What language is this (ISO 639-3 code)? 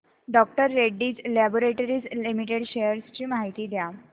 mar